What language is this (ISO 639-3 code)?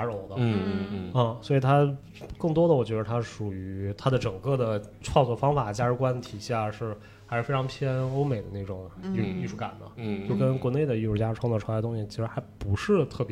zho